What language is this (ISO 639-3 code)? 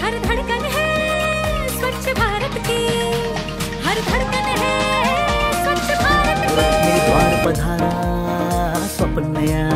hin